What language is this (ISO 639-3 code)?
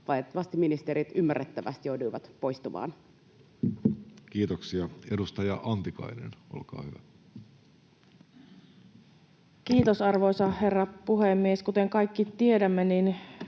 fin